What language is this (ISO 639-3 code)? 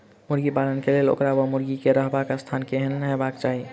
mai